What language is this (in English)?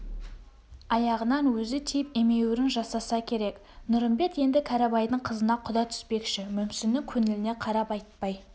Kazakh